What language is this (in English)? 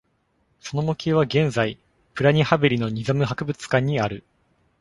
Japanese